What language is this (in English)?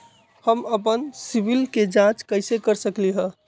Magahi